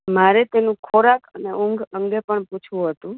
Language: Gujarati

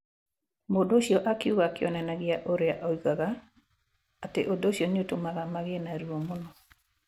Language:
Kikuyu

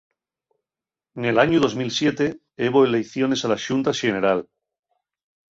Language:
Asturian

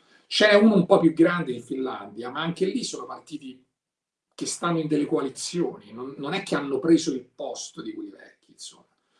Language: Italian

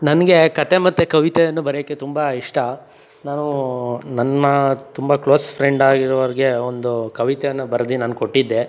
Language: Kannada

